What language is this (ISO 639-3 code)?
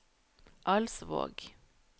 nor